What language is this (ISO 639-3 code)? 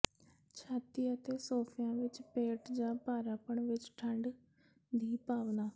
pan